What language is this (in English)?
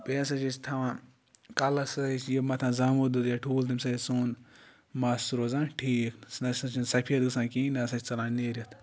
Kashmiri